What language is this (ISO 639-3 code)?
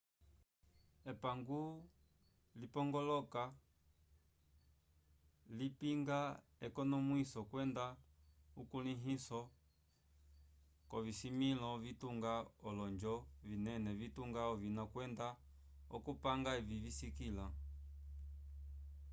umb